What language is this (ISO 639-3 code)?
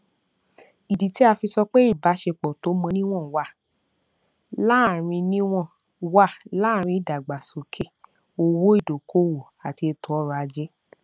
yor